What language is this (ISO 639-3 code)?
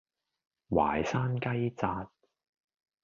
yue